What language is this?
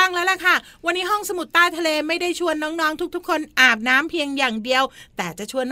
Thai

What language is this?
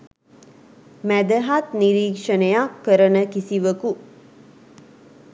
Sinhala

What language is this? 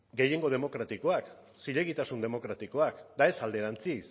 Basque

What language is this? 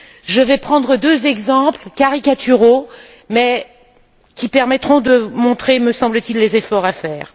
French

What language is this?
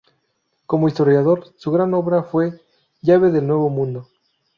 Spanish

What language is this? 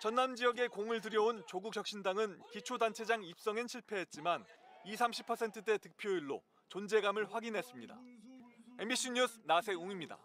Korean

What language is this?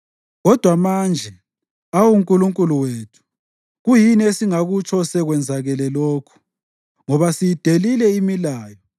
North Ndebele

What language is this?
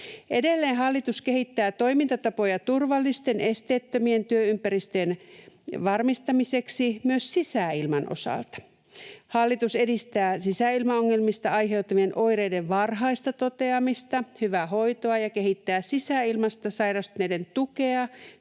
Finnish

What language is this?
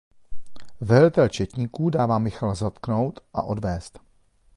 Czech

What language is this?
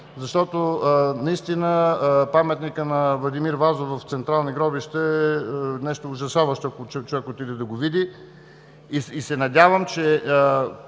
Bulgarian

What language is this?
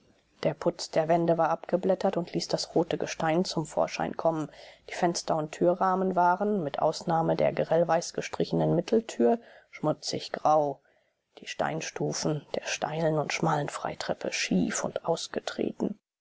German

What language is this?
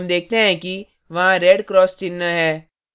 Hindi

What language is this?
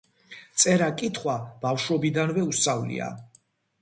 Georgian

